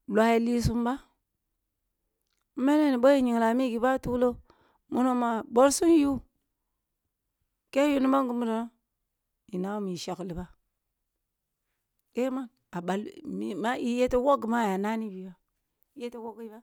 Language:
Kulung (Nigeria)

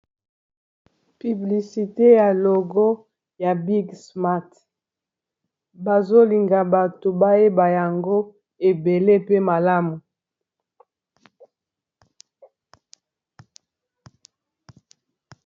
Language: Lingala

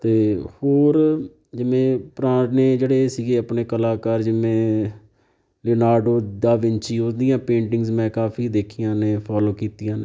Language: Punjabi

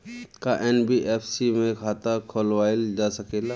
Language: Bhojpuri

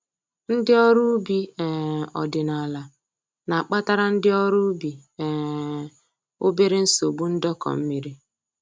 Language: Igbo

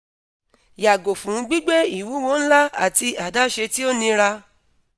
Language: Yoruba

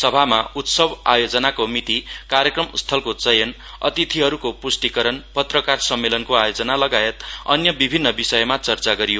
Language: Nepali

